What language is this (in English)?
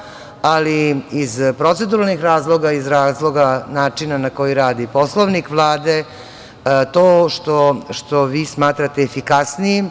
Serbian